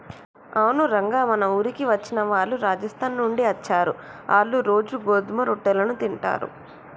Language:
Telugu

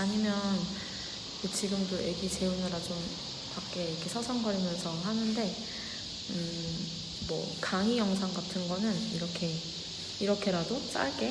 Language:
Korean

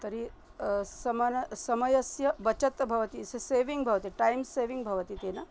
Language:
Sanskrit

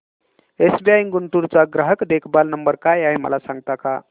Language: Marathi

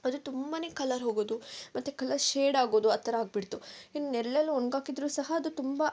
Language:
Kannada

